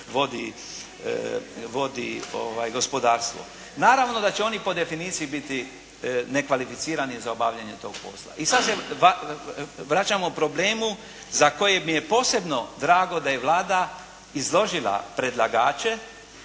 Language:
Croatian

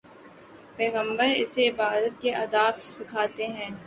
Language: Urdu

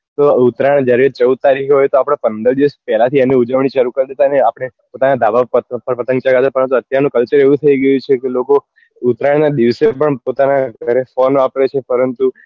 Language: Gujarati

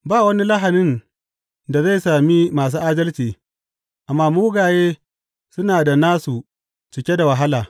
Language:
Hausa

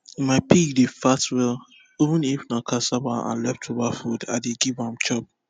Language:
Nigerian Pidgin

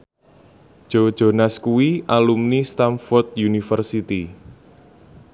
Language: Javanese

